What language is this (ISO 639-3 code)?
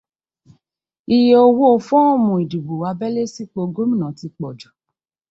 yor